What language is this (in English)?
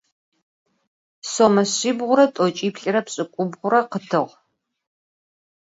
Adyghe